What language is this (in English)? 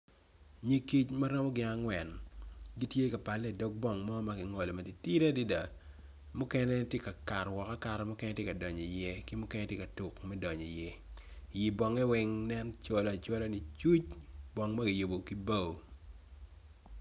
Acoli